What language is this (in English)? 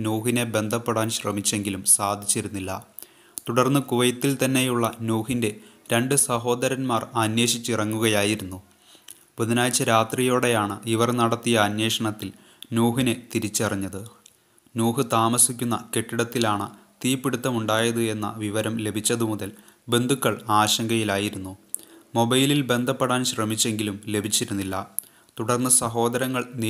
Malayalam